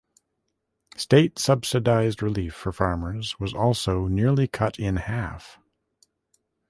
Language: English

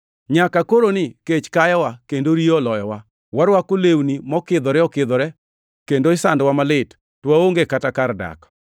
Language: Luo (Kenya and Tanzania)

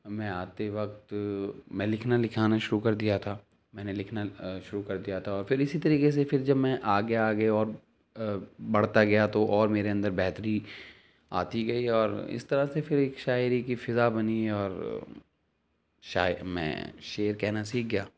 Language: Urdu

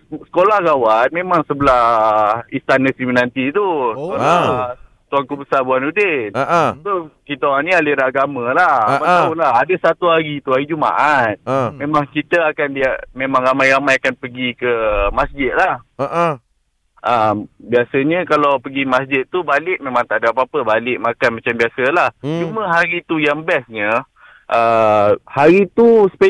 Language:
Malay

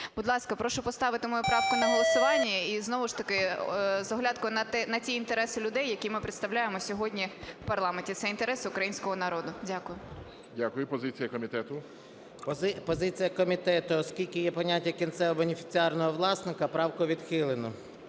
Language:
Ukrainian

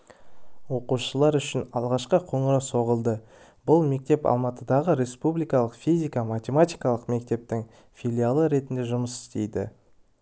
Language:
Kazakh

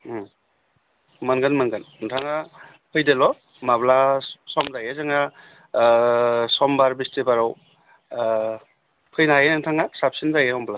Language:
Bodo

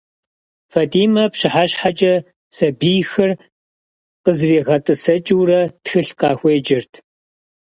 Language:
Kabardian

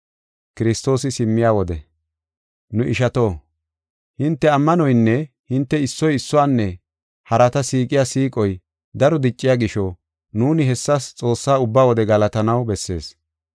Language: Gofa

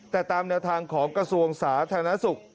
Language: Thai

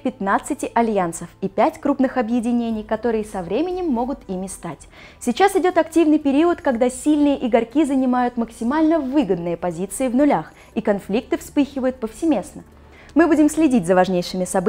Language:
Russian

